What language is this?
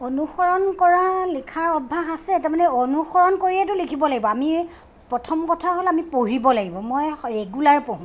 Assamese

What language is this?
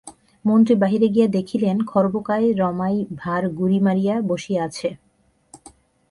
Bangla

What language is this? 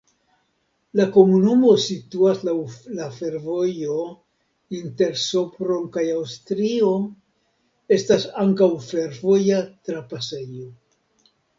Esperanto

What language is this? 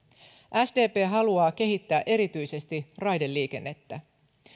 Finnish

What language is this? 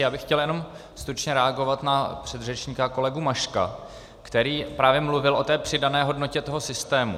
Czech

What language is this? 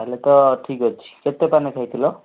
Odia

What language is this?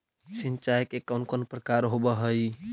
Magahi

